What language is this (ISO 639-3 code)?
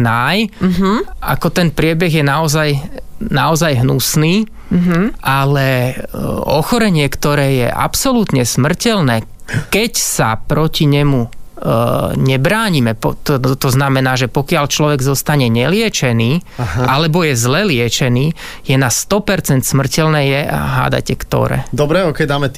slk